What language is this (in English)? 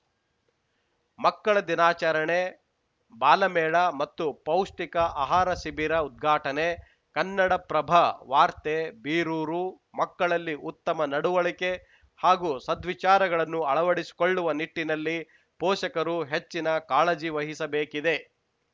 Kannada